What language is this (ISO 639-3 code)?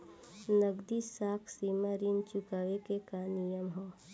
bho